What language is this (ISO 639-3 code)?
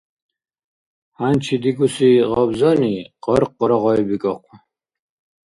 dar